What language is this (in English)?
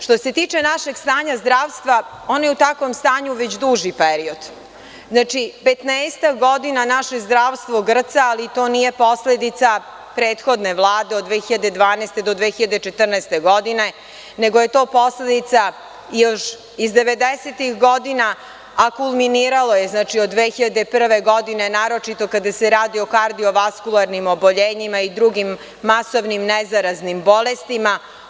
Serbian